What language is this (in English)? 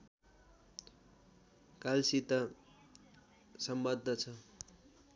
Nepali